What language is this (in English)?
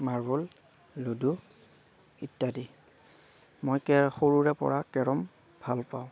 Assamese